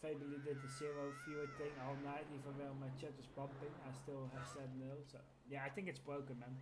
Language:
English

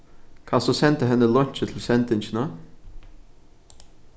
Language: Faroese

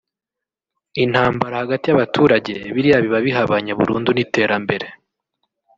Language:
Kinyarwanda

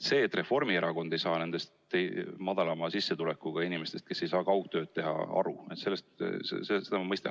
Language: Estonian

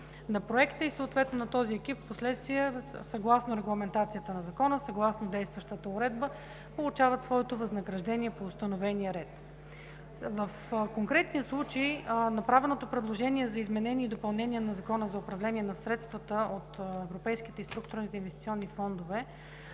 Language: Bulgarian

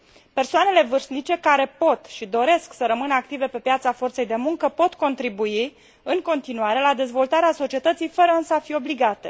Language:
Romanian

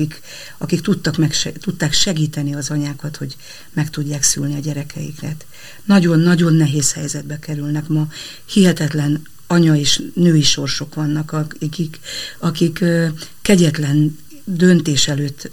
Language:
Hungarian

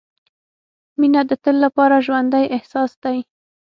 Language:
Pashto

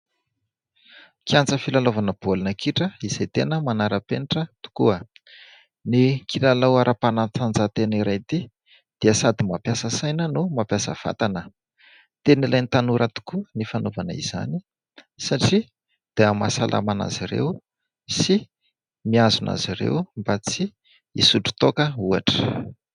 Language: Malagasy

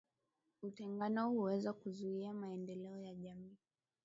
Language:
Swahili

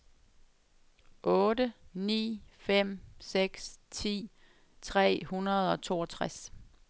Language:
Danish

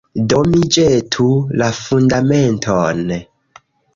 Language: Esperanto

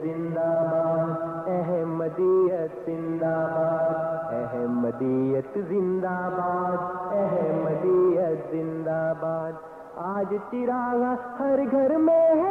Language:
Urdu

